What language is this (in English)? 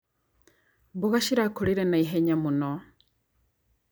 Kikuyu